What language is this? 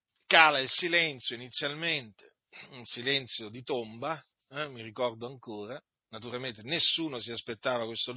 Italian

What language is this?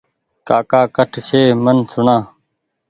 Goaria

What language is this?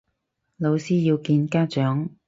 Cantonese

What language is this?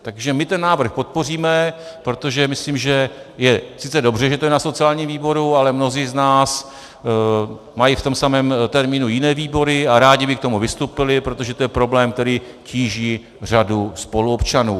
Czech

